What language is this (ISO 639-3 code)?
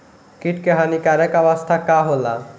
bho